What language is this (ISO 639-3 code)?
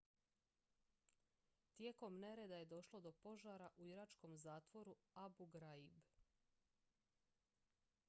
hrv